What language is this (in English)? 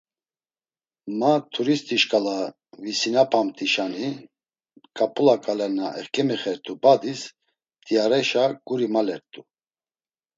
Laz